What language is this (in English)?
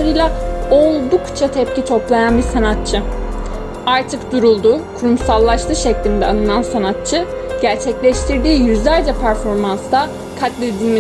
Turkish